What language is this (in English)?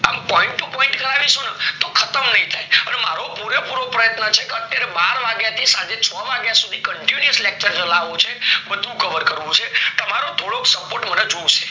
Gujarati